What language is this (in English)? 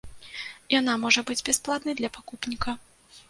Belarusian